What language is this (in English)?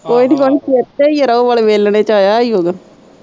Punjabi